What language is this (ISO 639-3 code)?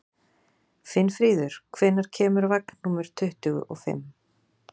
isl